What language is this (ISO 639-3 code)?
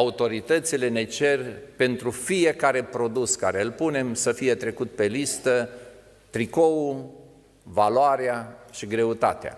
ron